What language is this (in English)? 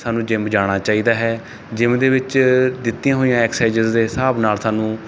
Punjabi